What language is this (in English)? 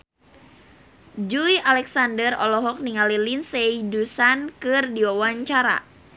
Sundanese